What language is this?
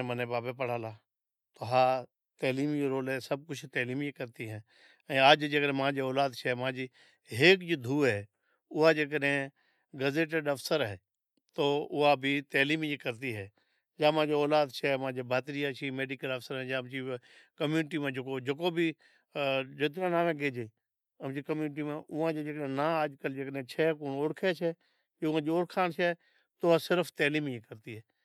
Od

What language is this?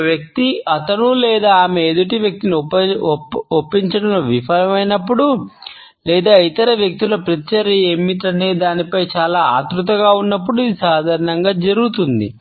Telugu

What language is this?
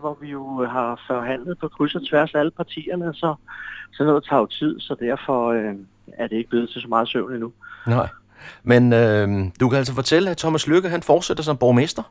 Danish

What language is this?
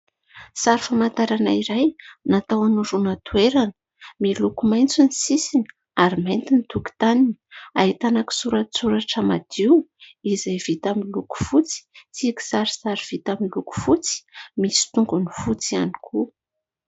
Malagasy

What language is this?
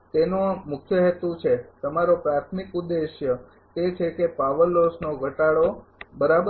Gujarati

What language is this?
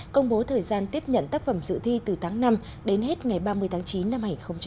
Vietnamese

